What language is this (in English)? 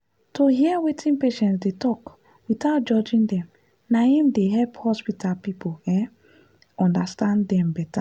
Nigerian Pidgin